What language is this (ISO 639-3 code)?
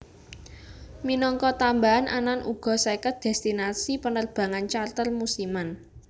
jav